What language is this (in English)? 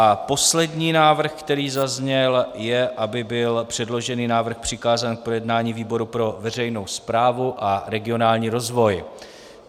Czech